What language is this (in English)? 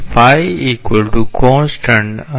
Gujarati